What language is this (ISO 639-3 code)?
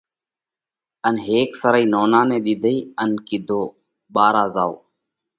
kvx